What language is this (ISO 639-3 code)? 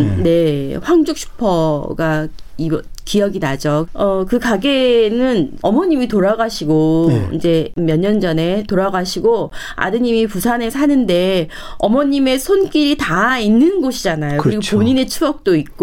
kor